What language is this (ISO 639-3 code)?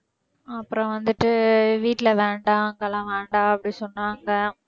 tam